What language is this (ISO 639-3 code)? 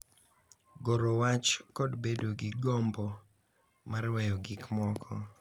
luo